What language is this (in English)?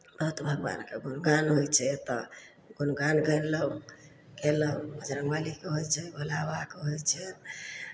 Maithili